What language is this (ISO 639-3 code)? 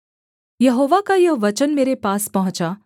hin